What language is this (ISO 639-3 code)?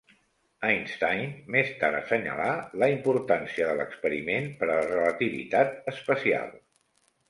cat